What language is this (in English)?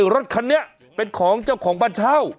Thai